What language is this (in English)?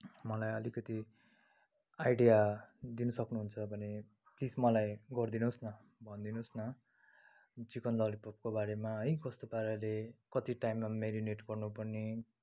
Nepali